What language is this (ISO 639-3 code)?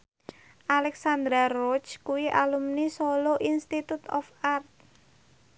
jav